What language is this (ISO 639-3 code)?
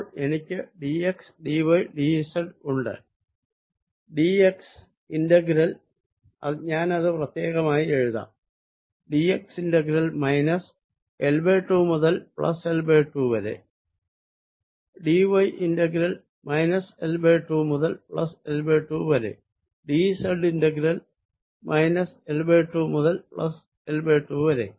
mal